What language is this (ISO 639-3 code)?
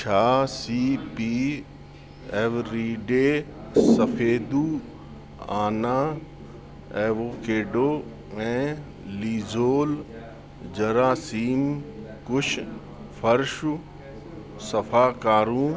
snd